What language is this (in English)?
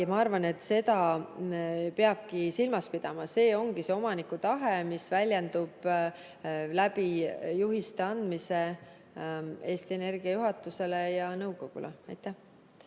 Estonian